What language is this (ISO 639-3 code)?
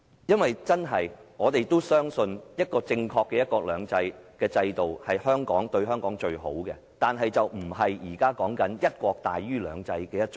yue